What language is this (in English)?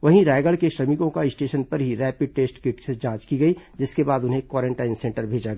Hindi